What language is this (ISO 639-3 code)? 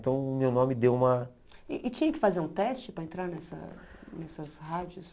por